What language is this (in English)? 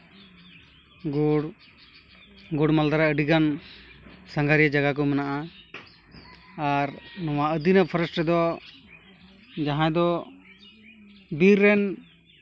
Santali